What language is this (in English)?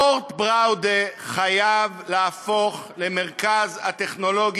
Hebrew